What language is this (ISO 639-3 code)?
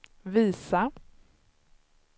swe